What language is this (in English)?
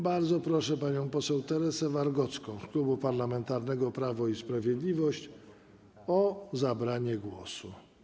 Polish